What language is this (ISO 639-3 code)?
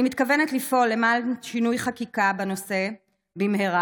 heb